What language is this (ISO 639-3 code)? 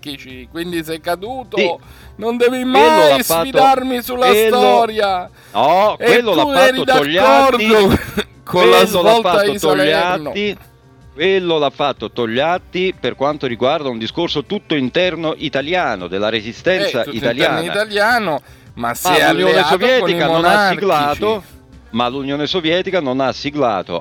ita